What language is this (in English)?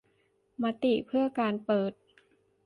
Thai